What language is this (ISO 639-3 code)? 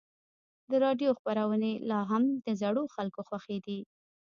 pus